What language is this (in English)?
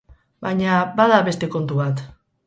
Basque